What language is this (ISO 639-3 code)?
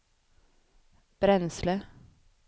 swe